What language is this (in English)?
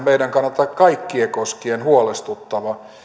Finnish